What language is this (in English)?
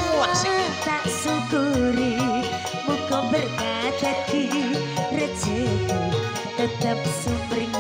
Indonesian